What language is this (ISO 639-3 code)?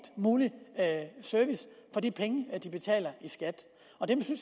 dan